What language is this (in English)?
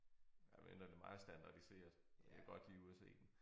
Danish